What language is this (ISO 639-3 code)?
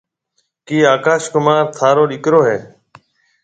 mve